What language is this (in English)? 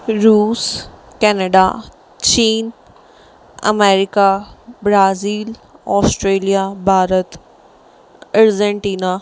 Sindhi